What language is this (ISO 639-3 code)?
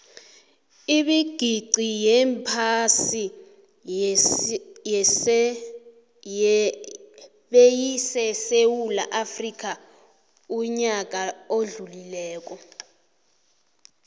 nbl